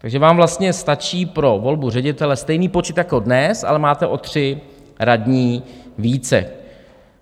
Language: Czech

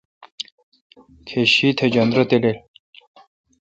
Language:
Kalkoti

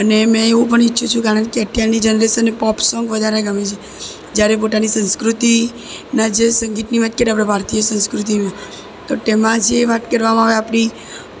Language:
Gujarati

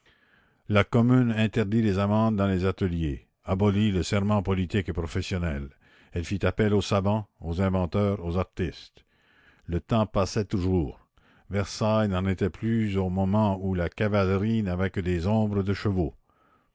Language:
French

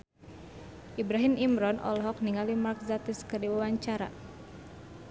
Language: Sundanese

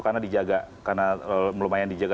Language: Indonesian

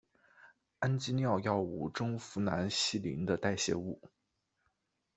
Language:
Chinese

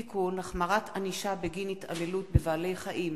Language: Hebrew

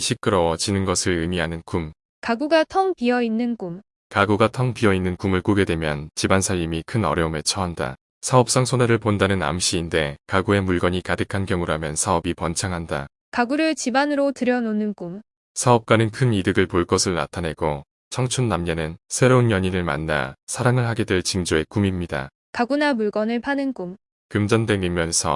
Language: Korean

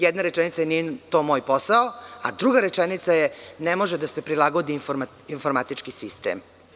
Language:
Serbian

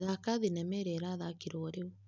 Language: Kikuyu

